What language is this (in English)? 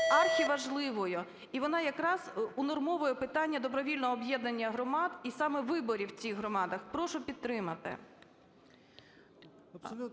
Ukrainian